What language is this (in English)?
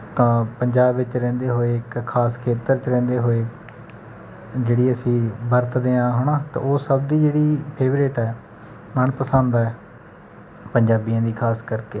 Punjabi